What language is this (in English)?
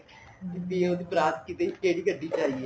Punjabi